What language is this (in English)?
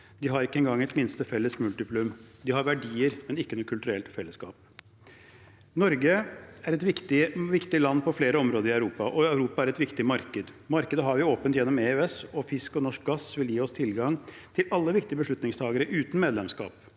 Norwegian